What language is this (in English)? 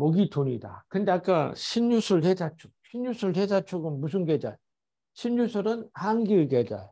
Korean